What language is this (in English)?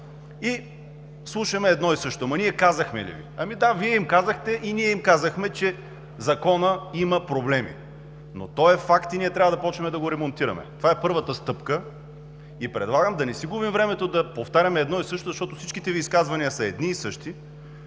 Bulgarian